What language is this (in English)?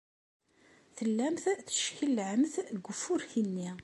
Kabyle